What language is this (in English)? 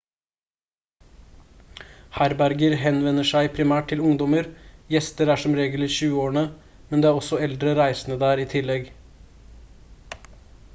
Norwegian Bokmål